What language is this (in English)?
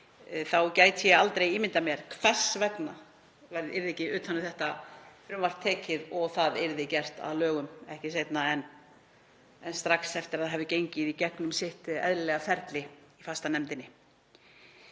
Icelandic